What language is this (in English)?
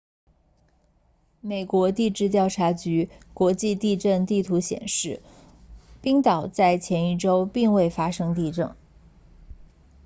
Chinese